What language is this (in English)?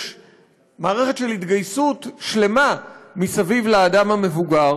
Hebrew